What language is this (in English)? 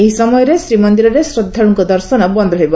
Odia